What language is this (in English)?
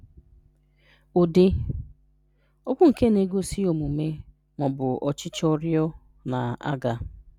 Igbo